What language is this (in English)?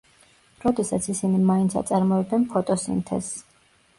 Georgian